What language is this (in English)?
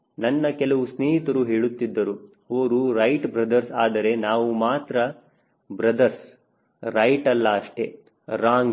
Kannada